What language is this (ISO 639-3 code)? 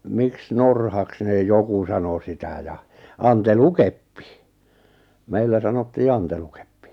fin